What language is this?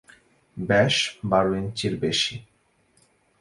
Bangla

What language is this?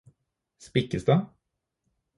Norwegian Bokmål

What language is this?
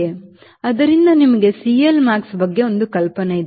Kannada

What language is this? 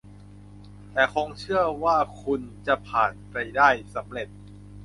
Thai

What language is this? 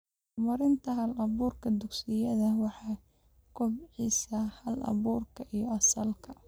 Somali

